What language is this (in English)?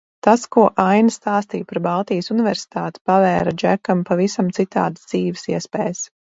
Latvian